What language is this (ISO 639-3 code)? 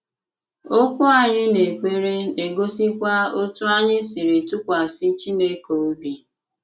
ibo